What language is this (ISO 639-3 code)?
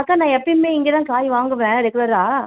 tam